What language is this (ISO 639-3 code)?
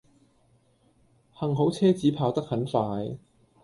yue